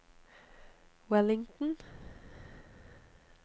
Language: Norwegian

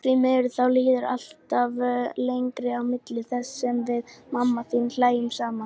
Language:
Icelandic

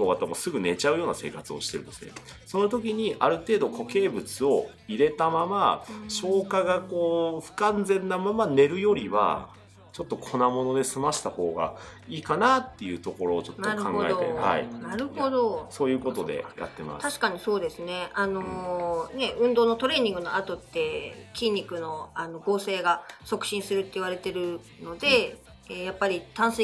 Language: Japanese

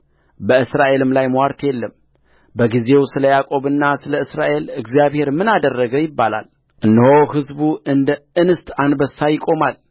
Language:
Amharic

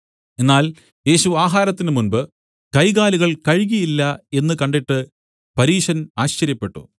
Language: Malayalam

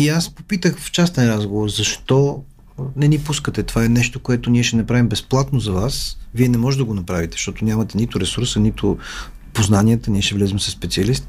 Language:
Bulgarian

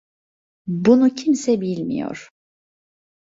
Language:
Turkish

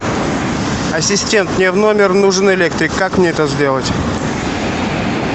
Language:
Russian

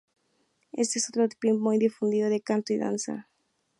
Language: Spanish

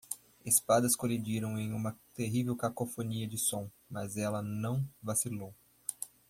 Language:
Portuguese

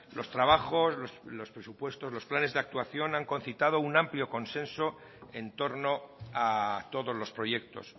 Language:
Spanish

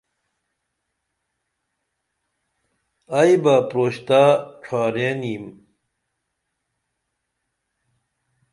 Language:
Dameli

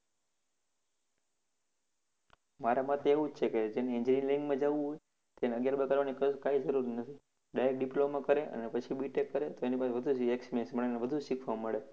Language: Gujarati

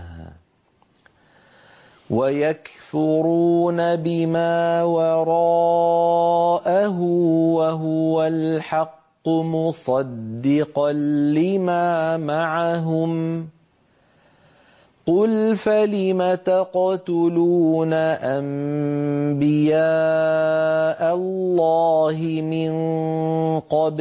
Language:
Arabic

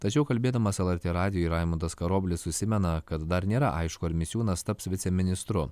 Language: Lithuanian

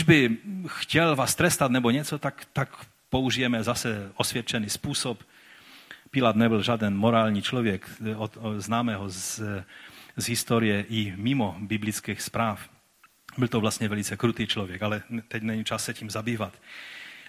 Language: Czech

